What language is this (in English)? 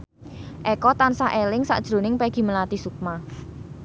Javanese